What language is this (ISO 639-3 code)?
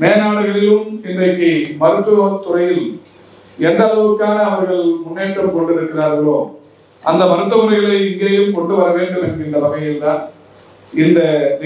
ara